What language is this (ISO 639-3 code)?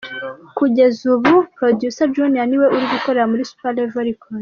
kin